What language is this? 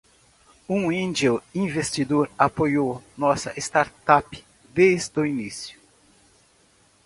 Portuguese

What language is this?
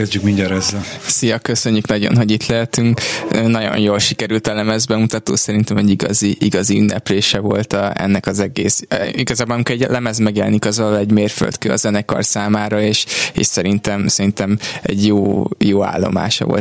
Hungarian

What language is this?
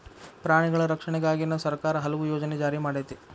Kannada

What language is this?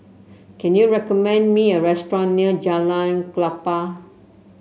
English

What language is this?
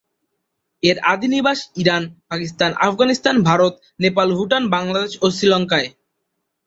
Bangla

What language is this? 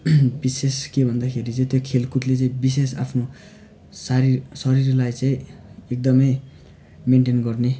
Nepali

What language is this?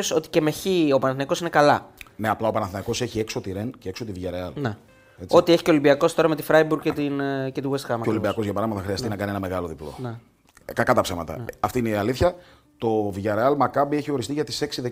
Greek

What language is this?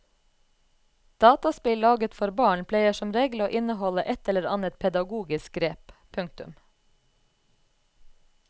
Norwegian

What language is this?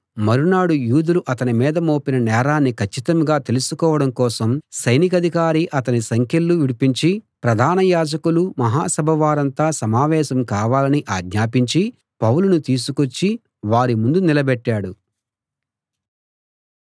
Telugu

